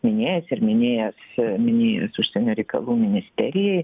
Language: Lithuanian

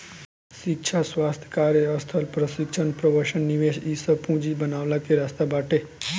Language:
Bhojpuri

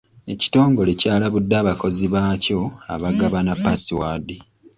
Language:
Ganda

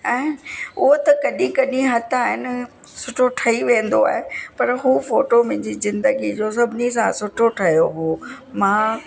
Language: Sindhi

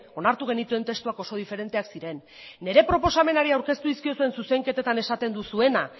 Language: Basque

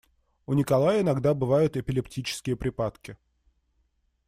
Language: Russian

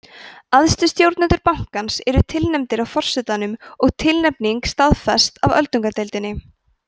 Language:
Icelandic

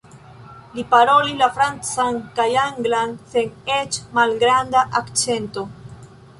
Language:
Esperanto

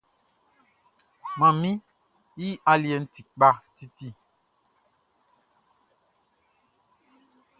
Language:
Baoulé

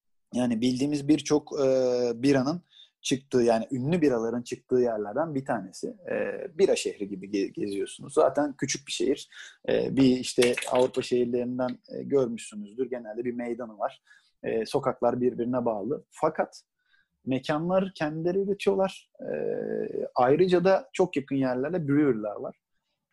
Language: Turkish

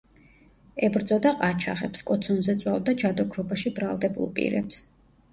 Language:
Georgian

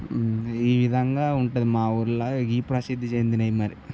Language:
Telugu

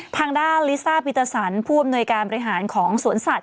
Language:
Thai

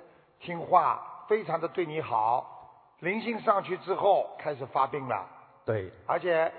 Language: Chinese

